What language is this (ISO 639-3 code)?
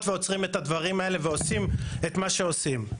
heb